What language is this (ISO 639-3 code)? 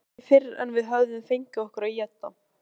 isl